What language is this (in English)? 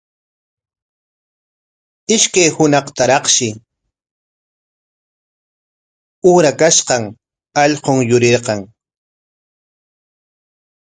Corongo Ancash Quechua